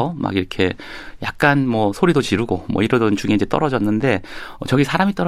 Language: Korean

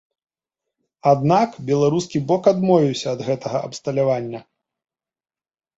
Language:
Belarusian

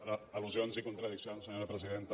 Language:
Catalan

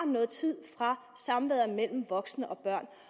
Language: Danish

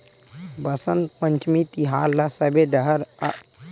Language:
Chhattisgarhi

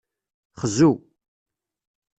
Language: Kabyle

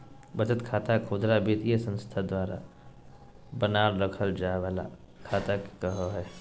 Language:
Magahi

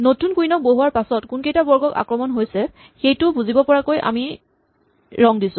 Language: Assamese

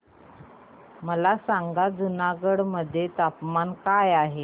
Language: Marathi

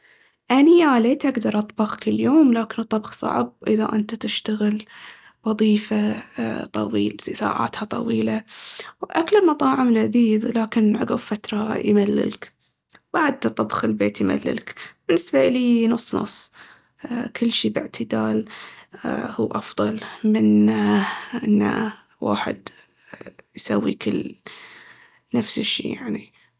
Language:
Baharna Arabic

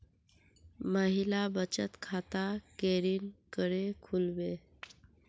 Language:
Magahi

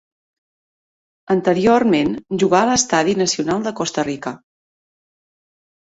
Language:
Catalan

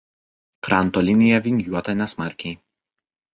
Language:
Lithuanian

